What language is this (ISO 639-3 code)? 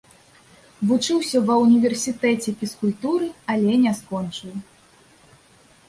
bel